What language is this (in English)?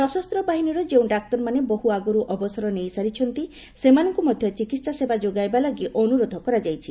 Odia